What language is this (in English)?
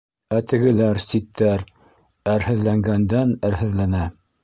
Bashkir